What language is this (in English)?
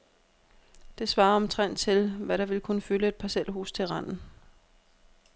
Danish